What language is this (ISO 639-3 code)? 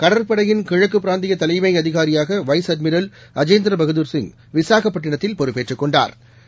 tam